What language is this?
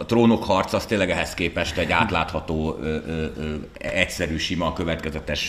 Hungarian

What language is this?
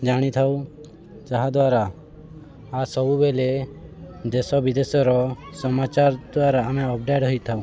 Odia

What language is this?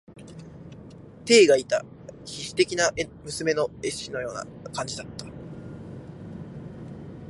Japanese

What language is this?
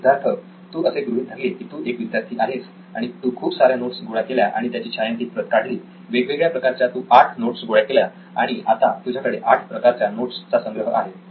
Marathi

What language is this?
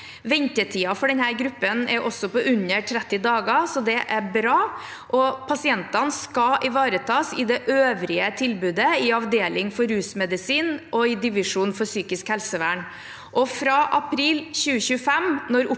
Norwegian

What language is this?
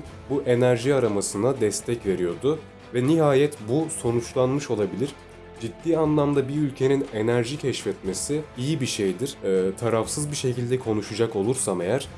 Turkish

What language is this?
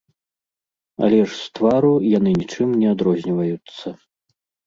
Belarusian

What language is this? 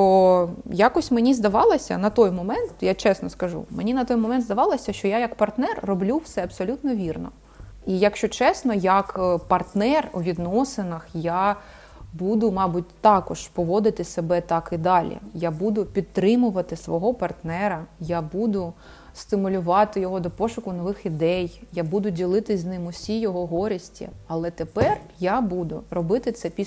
Ukrainian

